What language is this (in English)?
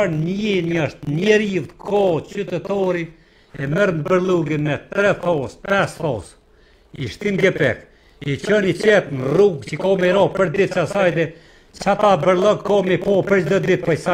Romanian